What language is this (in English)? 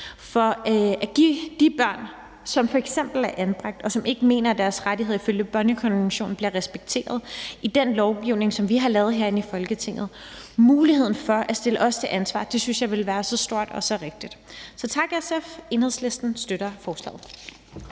Danish